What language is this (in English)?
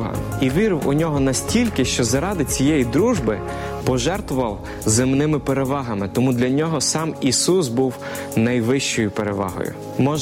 Ukrainian